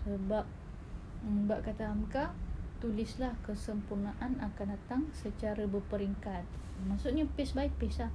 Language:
Malay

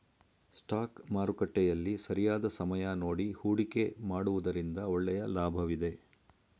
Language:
Kannada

